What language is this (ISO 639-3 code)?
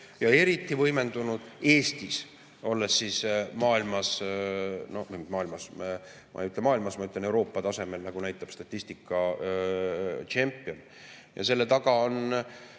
est